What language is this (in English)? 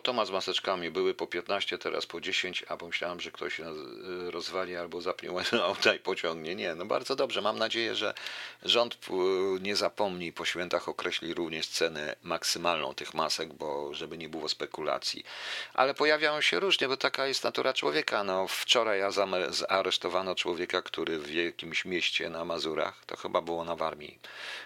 Polish